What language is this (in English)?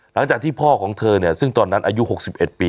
Thai